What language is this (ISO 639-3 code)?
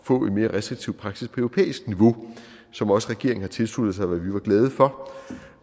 dan